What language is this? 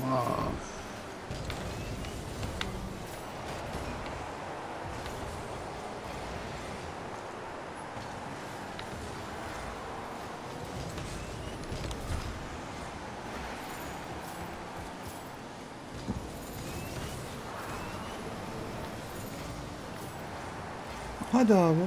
Turkish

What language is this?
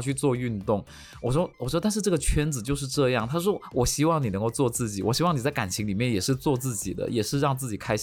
Chinese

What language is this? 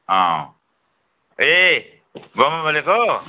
Nepali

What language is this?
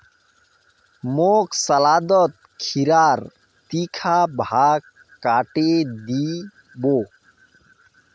Magahi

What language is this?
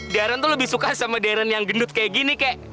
Indonesian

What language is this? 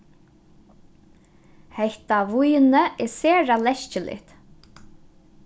Faroese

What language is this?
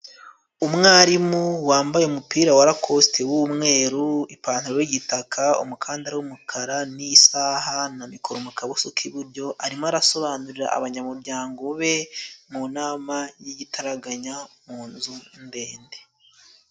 Kinyarwanda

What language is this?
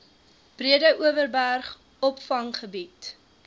Afrikaans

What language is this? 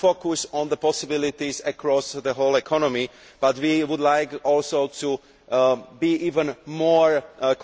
English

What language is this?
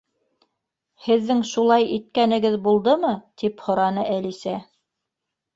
Bashkir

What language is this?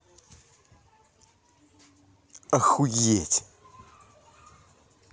Russian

